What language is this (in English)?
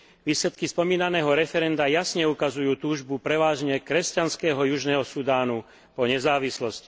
Slovak